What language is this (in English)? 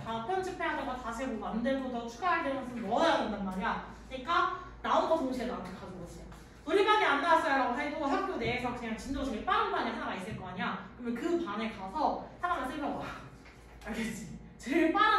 Korean